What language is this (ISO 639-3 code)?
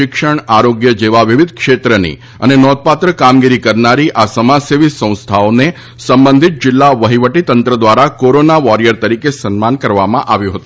guj